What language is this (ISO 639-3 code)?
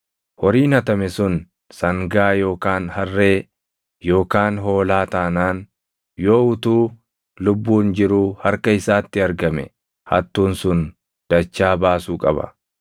orm